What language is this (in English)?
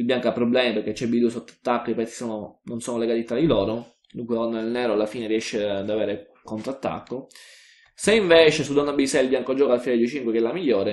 Italian